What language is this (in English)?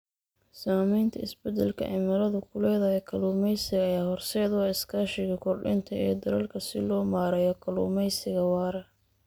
Somali